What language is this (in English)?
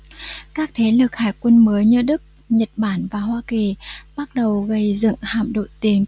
Vietnamese